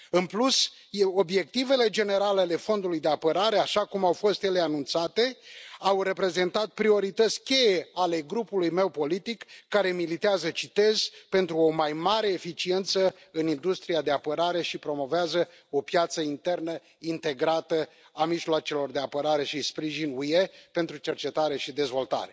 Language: Romanian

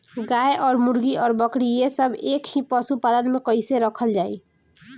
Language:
Bhojpuri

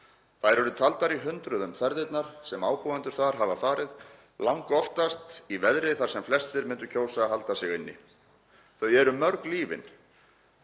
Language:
Icelandic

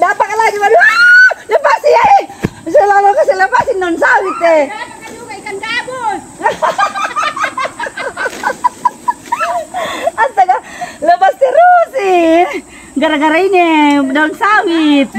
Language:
Indonesian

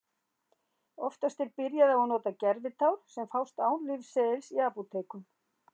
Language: Icelandic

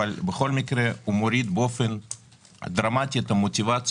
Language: Hebrew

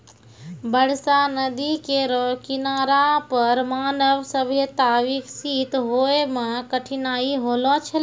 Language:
Maithili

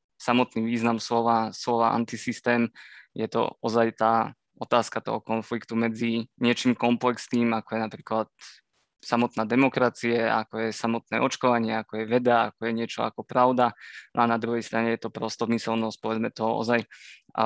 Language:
Slovak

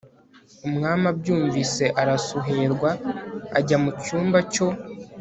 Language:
Kinyarwanda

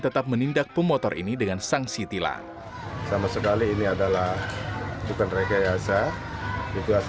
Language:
Indonesian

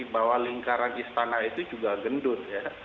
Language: Indonesian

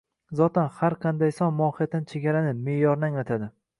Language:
Uzbek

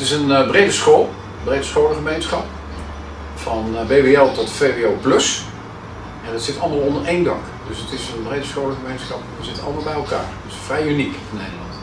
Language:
Dutch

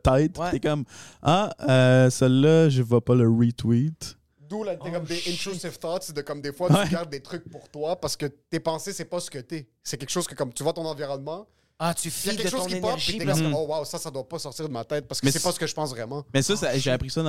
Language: French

